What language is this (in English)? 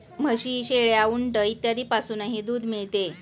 Marathi